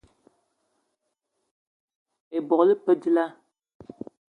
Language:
Eton (Cameroon)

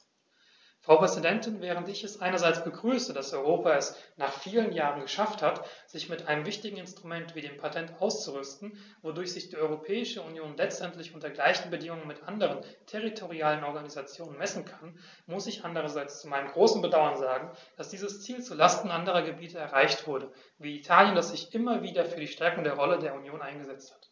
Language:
German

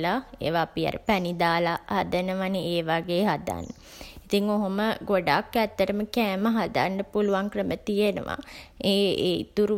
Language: Sinhala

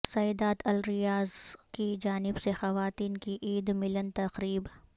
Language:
Urdu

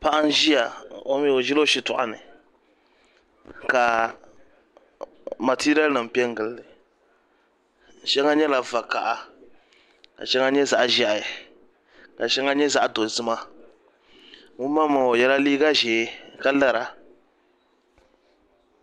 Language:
Dagbani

